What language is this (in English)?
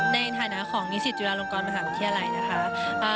Thai